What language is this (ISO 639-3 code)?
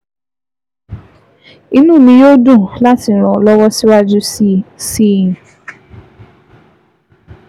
yor